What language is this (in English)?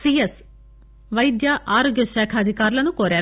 Telugu